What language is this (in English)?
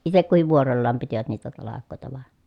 Finnish